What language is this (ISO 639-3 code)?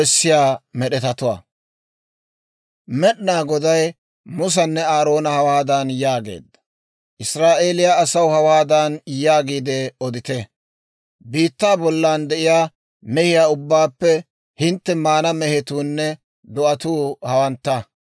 dwr